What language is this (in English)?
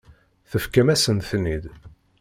Kabyle